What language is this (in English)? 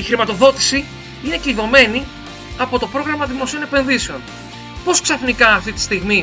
Greek